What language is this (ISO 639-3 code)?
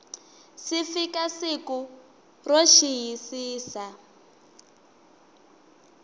tso